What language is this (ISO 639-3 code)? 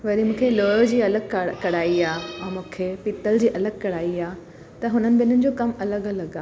snd